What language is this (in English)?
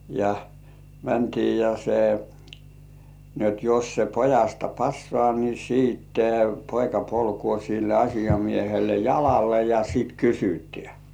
Finnish